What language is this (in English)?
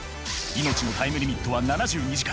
Japanese